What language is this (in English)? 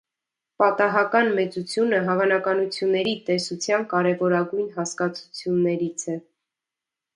Armenian